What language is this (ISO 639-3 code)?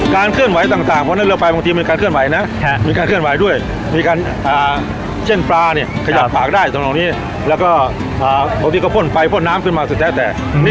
tha